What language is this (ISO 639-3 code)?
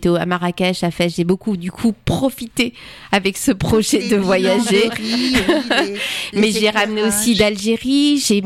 fra